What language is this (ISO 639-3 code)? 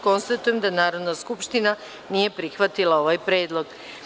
srp